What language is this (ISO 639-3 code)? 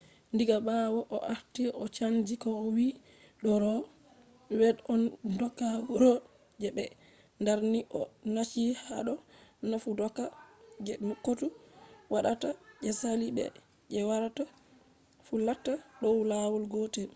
ful